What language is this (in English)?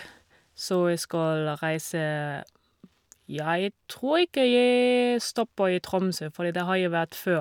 Norwegian